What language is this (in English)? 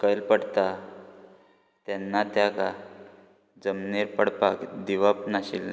Konkani